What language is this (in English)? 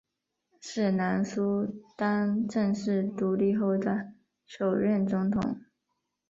Chinese